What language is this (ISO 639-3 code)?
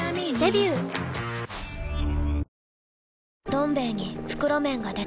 jpn